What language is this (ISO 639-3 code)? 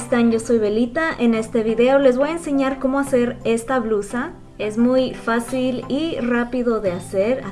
spa